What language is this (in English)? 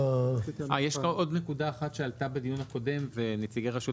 Hebrew